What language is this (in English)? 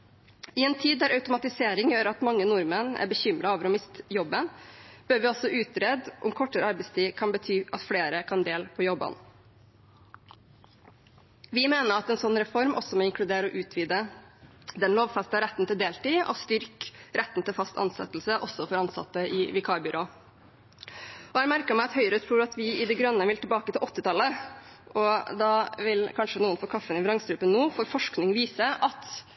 Norwegian Bokmål